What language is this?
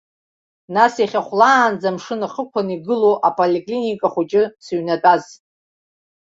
Abkhazian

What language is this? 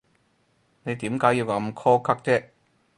Cantonese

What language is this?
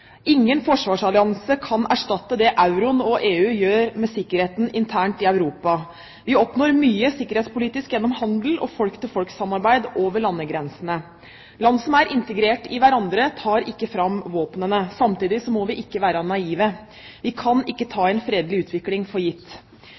Norwegian Bokmål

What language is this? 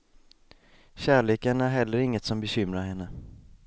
Swedish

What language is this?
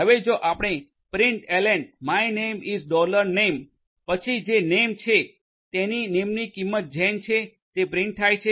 Gujarati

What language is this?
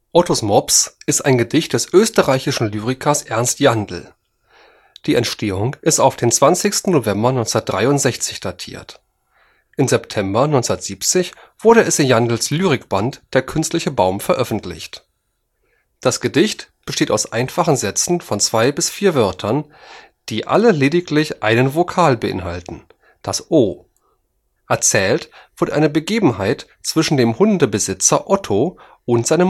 German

